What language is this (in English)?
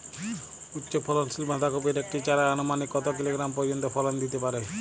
Bangla